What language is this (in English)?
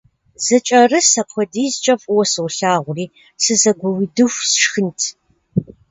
Kabardian